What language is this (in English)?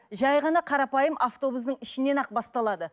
Kazakh